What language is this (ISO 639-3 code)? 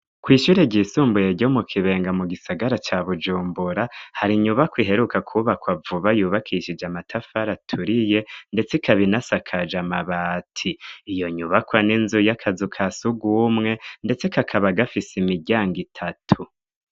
run